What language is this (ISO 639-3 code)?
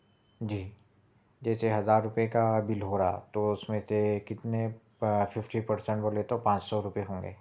urd